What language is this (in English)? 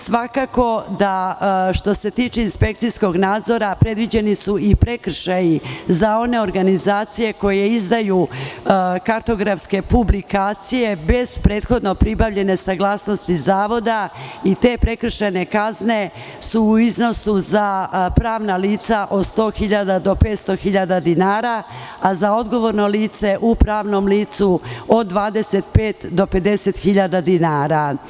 Serbian